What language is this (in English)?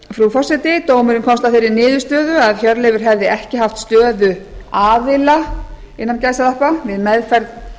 Icelandic